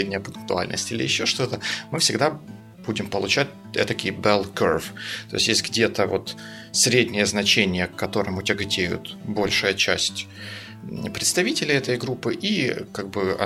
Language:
Russian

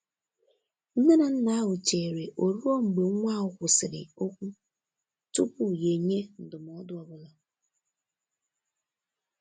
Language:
Igbo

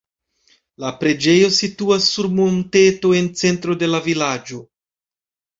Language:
Esperanto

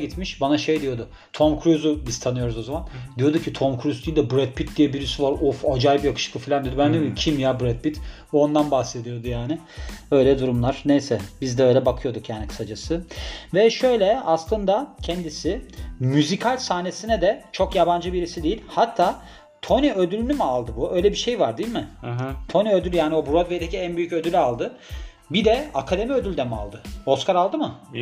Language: Turkish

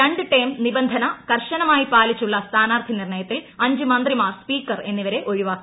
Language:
Malayalam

